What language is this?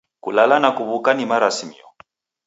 Taita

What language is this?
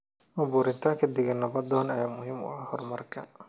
Somali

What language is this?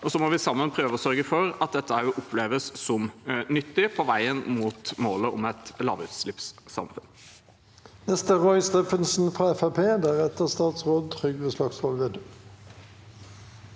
Norwegian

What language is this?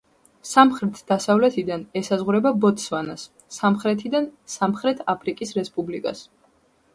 Georgian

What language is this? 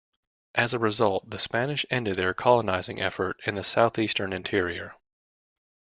English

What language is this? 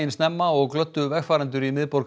Icelandic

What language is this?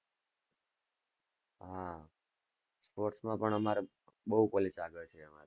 Gujarati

